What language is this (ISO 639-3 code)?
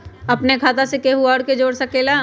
mag